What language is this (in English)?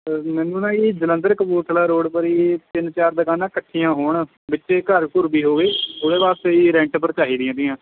Punjabi